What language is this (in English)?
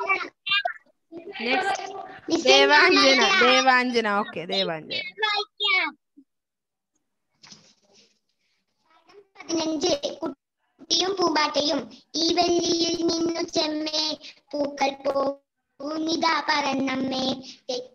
Malayalam